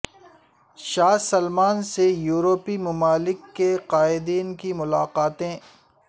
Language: Urdu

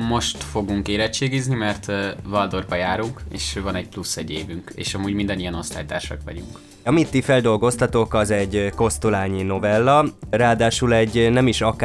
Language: Hungarian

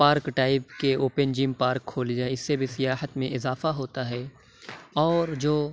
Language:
Urdu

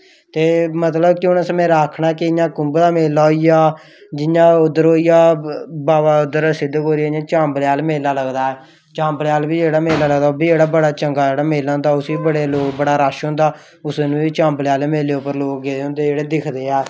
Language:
Dogri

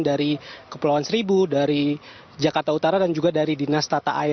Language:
Indonesian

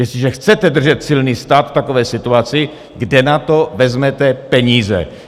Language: Czech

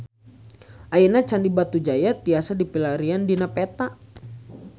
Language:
Sundanese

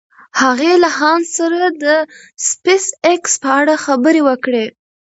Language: Pashto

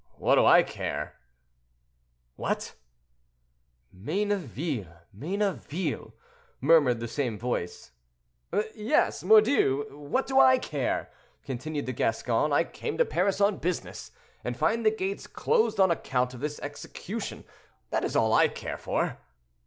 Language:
English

